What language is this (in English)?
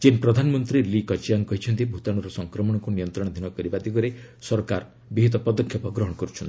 Odia